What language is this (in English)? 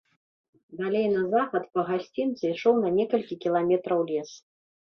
Belarusian